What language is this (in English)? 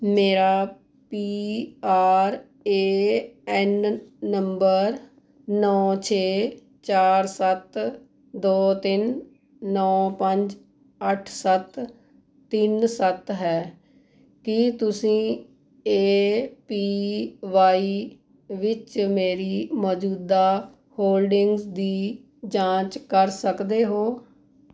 Punjabi